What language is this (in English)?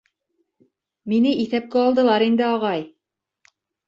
Bashkir